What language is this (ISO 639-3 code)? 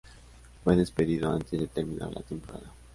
spa